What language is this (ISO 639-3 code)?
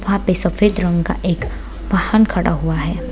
hin